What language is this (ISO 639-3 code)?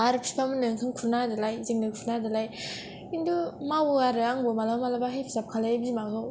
brx